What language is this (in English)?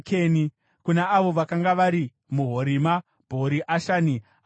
Shona